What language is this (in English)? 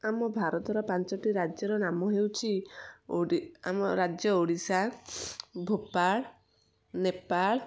Odia